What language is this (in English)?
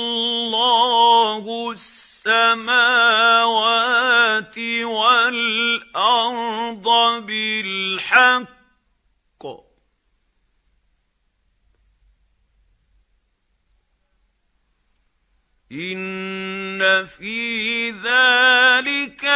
Arabic